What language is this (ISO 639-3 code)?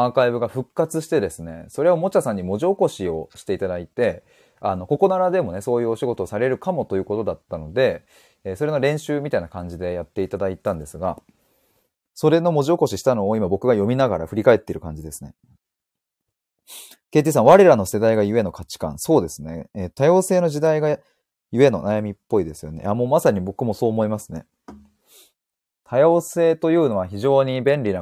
jpn